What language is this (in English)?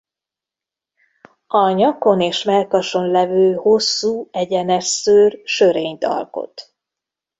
Hungarian